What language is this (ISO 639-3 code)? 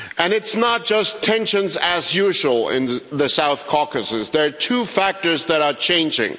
eng